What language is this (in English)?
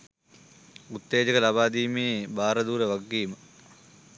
Sinhala